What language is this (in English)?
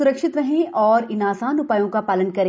Hindi